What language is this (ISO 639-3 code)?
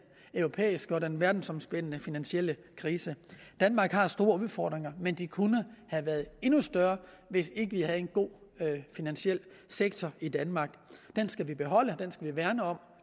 dan